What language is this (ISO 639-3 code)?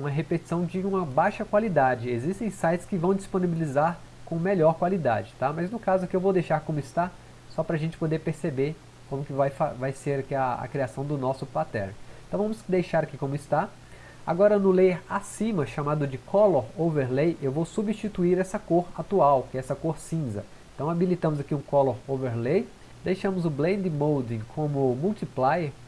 por